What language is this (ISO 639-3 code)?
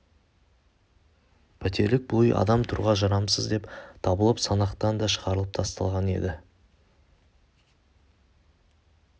kaz